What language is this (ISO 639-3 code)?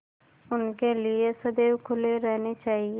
hin